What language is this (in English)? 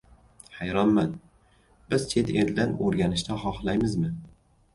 Uzbek